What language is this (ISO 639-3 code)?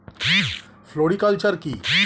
ben